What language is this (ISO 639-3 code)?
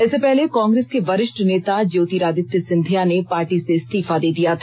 hin